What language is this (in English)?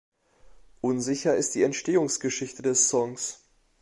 German